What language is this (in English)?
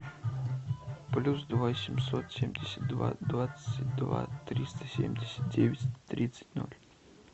Russian